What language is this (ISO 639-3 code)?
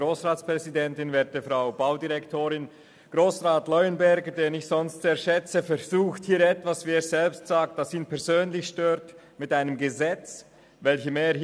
gsw